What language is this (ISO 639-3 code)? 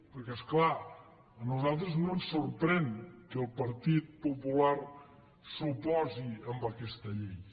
cat